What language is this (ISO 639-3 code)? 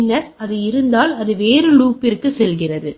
tam